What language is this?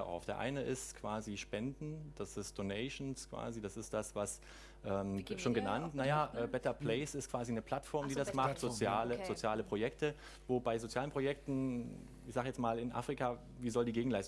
German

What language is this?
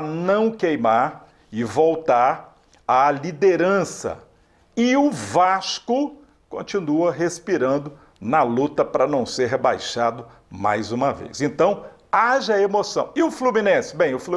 Portuguese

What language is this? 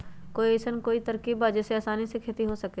Magahi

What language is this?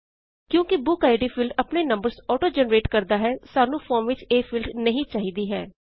Punjabi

